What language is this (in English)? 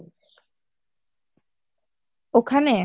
Bangla